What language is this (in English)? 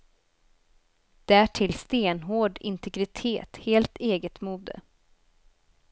Swedish